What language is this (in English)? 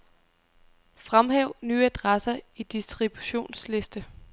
Danish